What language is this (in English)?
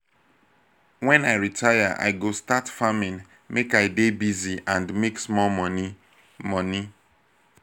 Nigerian Pidgin